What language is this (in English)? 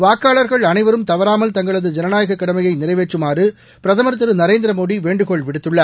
Tamil